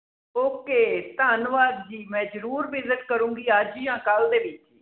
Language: Punjabi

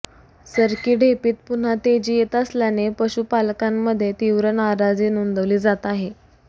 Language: Marathi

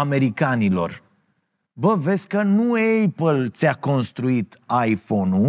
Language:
Romanian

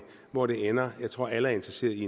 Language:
Danish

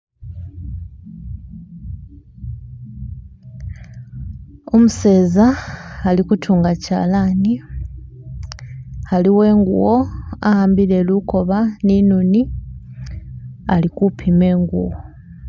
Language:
Masaaba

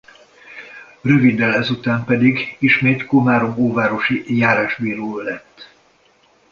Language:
Hungarian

